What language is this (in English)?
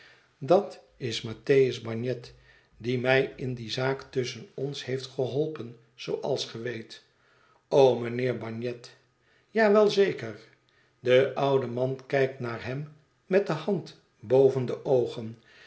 Dutch